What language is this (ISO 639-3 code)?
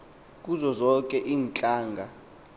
xho